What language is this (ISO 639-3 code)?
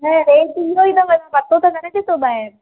snd